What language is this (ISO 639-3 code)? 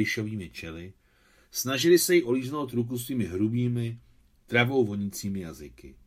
ces